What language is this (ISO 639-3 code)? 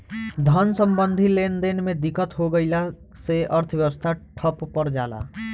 bho